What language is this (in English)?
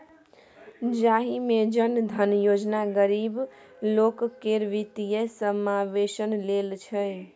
Maithili